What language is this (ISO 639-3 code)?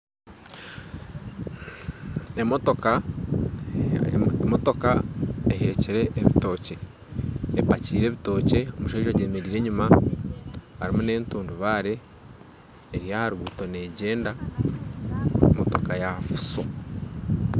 nyn